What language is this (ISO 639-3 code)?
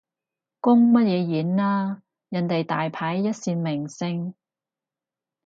yue